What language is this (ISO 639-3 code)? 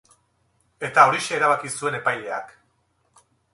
eus